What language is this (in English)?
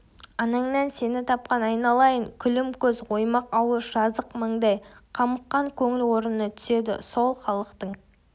Kazakh